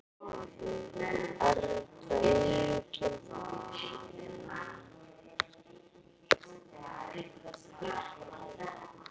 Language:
Icelandic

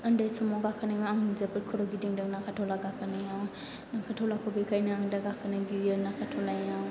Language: Bodo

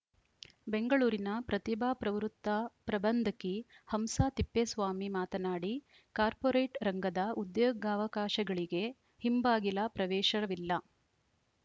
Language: Kannada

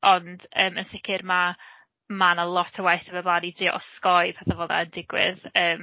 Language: Welsh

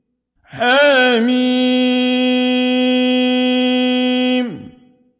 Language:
Arabic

